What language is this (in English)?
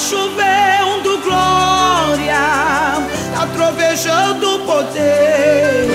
Portuguese